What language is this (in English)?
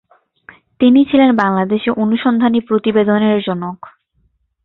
Bangla